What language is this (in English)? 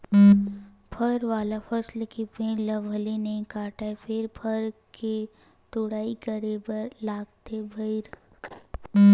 Chhattisgarhi